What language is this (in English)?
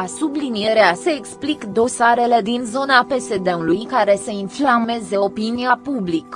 Romanian